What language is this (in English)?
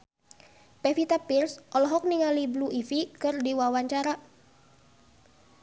Sundanese